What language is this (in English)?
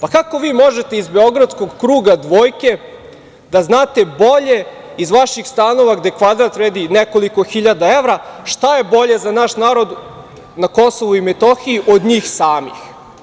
Serbian